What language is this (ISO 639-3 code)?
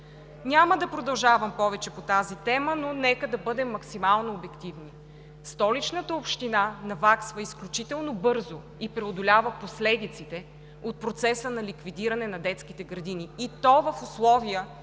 bul